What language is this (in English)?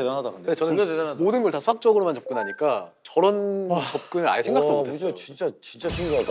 Korean